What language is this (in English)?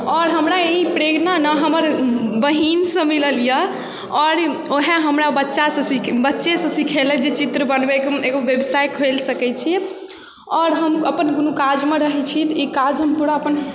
Maithili